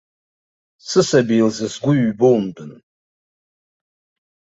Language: Abkhazian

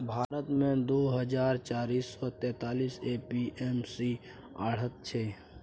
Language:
Maithili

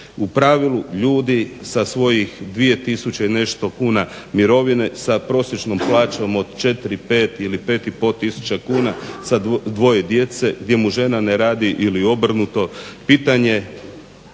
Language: Croatian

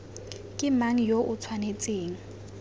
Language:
Tswana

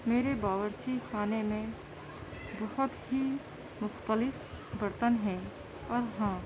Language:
Urdu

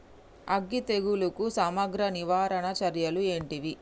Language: Telugu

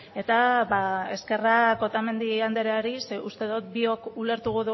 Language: Basque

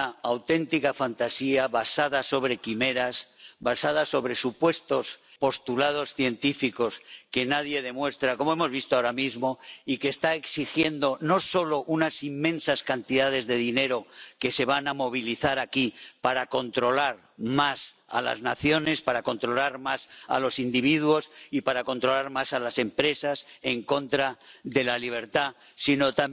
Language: Spanish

